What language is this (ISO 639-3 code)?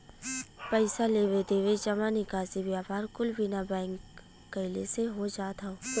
bho